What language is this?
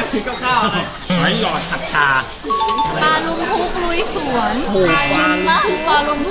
Thai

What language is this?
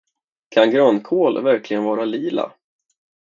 Swedish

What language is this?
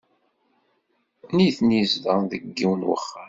Kabyle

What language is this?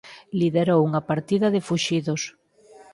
Galician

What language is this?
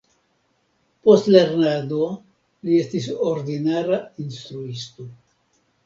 Esperanto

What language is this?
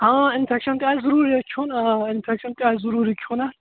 Kashmiri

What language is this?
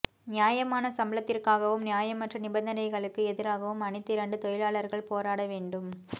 Tamil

